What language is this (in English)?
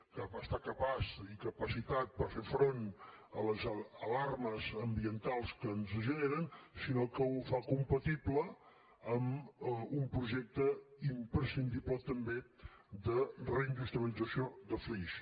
Catalan